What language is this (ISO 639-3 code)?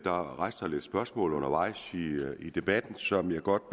dan